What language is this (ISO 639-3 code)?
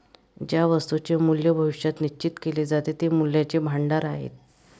mar